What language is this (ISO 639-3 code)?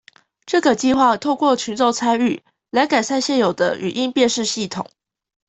zho